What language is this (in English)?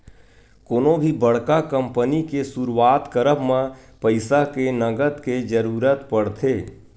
Chhattisgarhi